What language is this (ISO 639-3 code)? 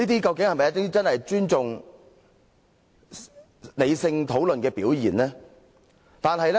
yue